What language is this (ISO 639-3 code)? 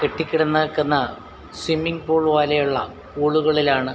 mal